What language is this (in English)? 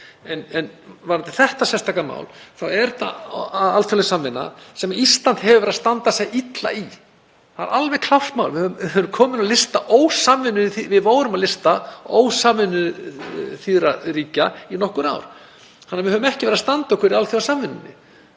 Icelandic